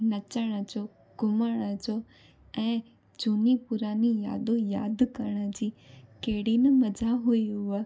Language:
Sindhi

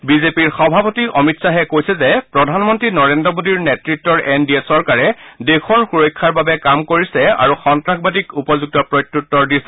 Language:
Assamese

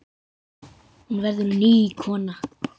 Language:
Icelandic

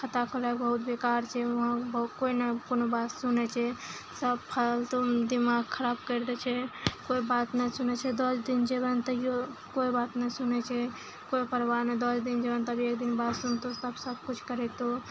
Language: Maithili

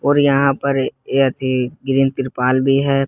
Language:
Hindi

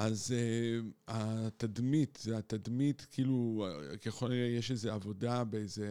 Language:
Hebrew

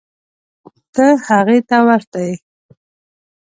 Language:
Pashto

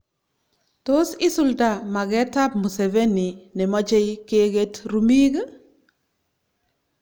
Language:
Kalenjin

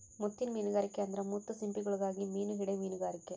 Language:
Kannada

